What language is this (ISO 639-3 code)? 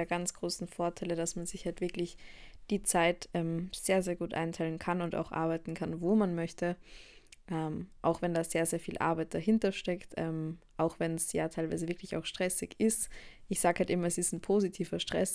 deu